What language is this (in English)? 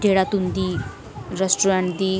Dogri